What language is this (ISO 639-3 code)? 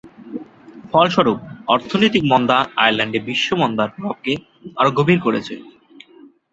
ben